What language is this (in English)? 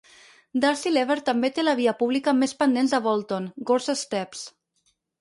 Catalan